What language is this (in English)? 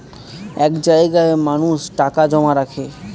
Bangla